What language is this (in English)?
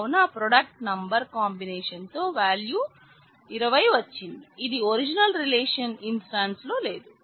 Telugu